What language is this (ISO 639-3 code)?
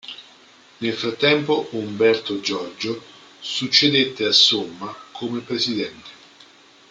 ita